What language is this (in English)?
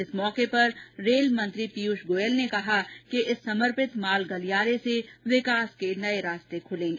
Hindi